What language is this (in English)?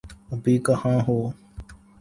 Urdu